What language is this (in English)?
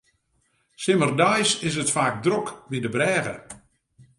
Western Frisian